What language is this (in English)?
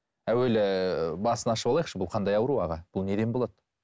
Kazakh